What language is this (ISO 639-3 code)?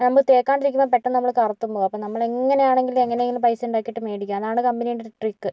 mal